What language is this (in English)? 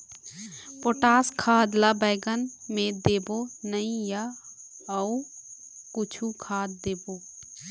Chhattisgarhi